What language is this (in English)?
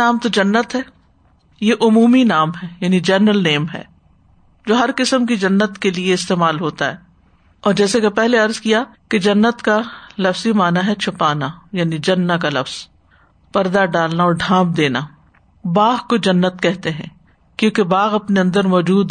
Urdu